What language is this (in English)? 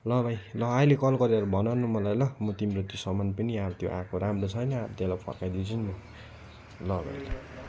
Nepali